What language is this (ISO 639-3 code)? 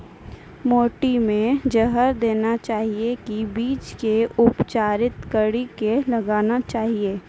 mai